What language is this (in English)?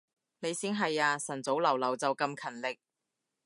Cantonese